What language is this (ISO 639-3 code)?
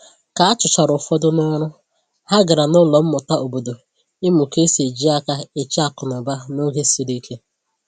ibo